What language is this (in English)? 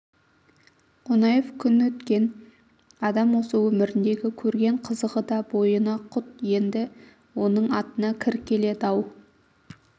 Kazakh